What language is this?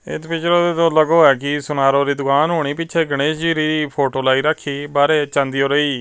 Punjabi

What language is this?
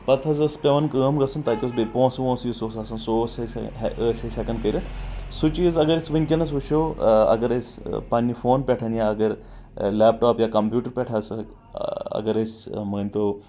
Kashmiri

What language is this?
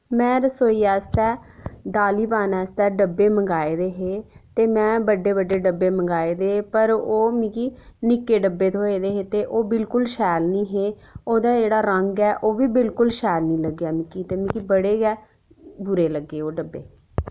Dogri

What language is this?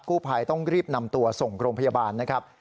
Thai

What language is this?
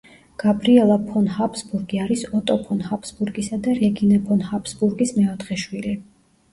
Georgian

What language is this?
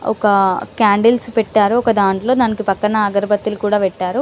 Telugu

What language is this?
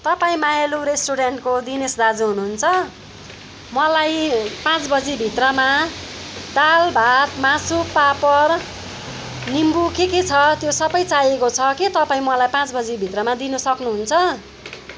Nepali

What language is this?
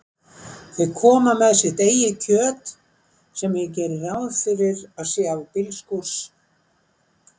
Icelandic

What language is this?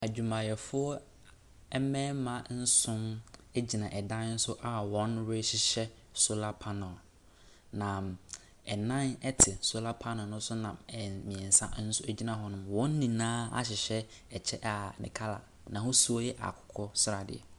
Akan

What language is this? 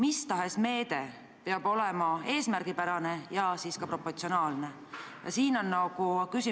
Estonian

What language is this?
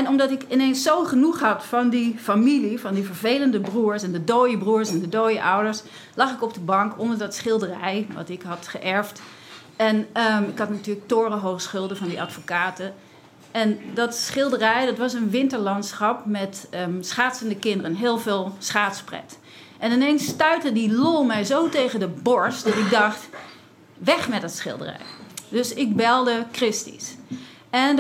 Dutch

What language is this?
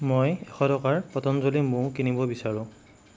Assamese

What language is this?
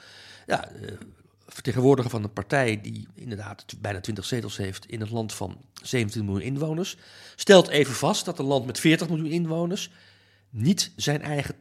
Dutch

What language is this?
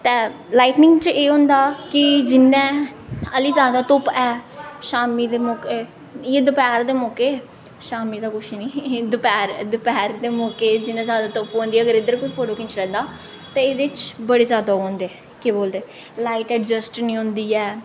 Dogri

